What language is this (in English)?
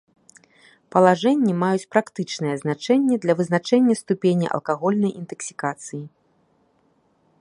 Belarusian